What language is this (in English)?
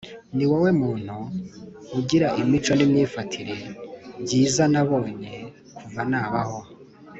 Kinyarwanda